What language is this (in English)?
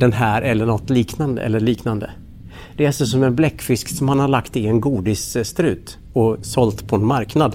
Swedish